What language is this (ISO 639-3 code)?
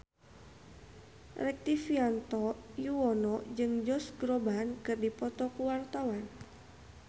sun